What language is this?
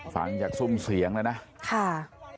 Thai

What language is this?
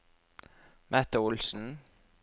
Norwegian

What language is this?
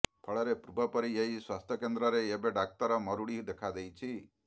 Odia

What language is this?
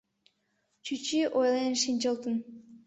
Mari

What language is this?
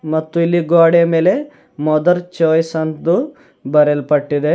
Kannada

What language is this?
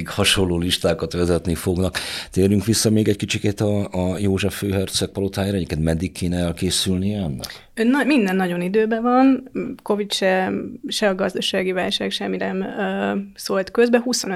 Hungarian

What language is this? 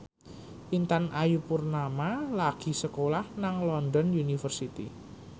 Javanese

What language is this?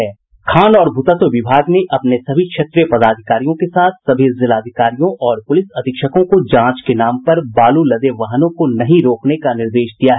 Hindi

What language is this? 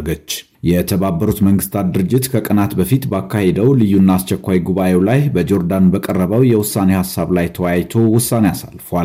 Amharic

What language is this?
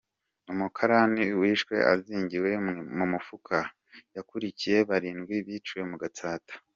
Kinyarwanda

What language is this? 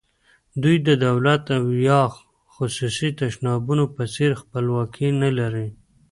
Pashto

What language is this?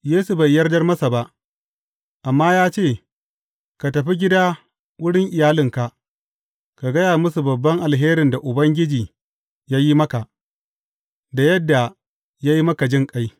Hausa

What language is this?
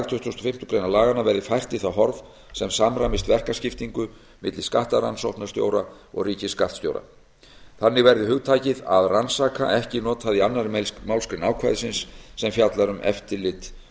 Icelandic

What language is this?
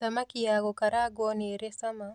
Kikuyu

